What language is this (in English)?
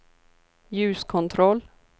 Swedish